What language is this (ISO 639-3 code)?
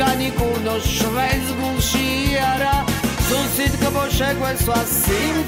ron